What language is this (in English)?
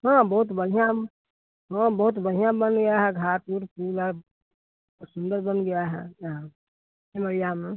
Hindi